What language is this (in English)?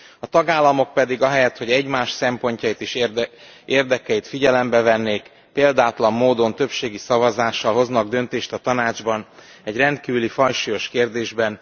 Hungarian